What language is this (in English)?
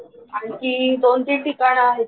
Marathi